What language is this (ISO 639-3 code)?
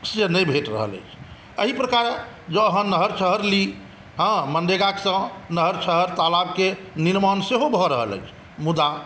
mai